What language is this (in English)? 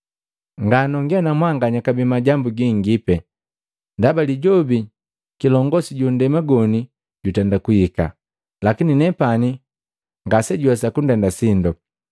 Matengo